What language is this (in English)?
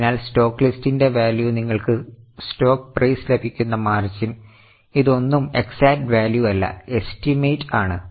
Malayalam